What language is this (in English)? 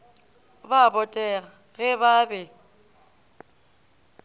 Northern Sotho